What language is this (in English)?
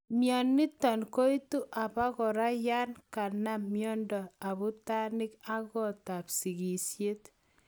Kalenjin